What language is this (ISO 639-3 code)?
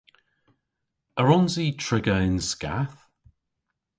cor